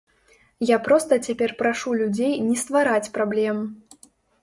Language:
Belarusian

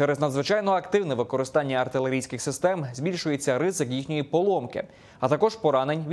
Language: Ukrainian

